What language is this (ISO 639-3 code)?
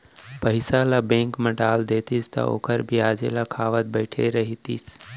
hne